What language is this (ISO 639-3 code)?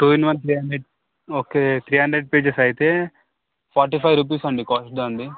tel